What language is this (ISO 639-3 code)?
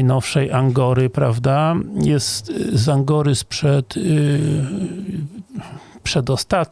pol